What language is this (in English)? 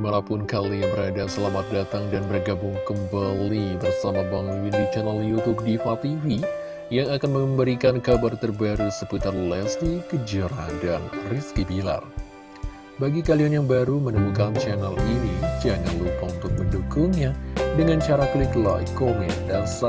Indonesian